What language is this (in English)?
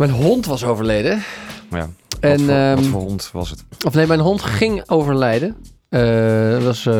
Dutch